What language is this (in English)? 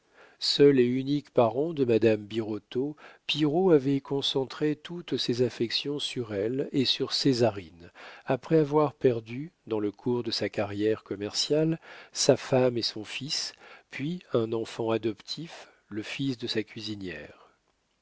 French